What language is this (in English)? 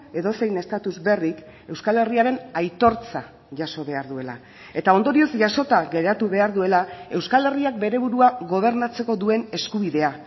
Basque